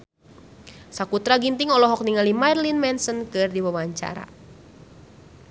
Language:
Sundanese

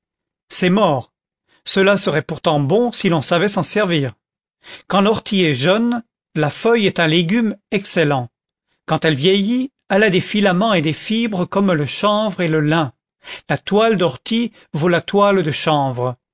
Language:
French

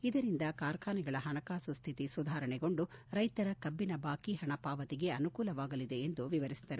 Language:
Kannada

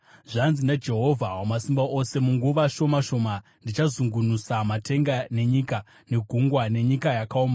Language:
Shona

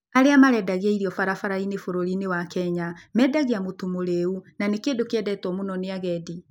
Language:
Kikuyu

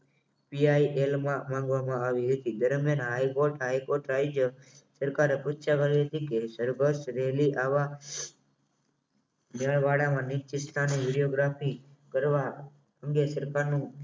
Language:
Gujarati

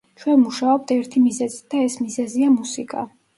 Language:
Georgian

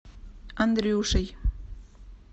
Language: Russian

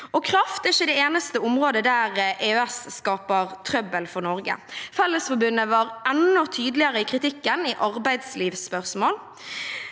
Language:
Norwegian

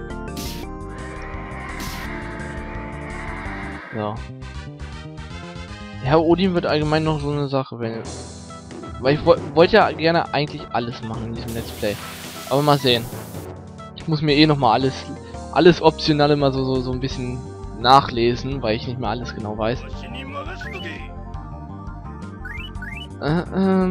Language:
German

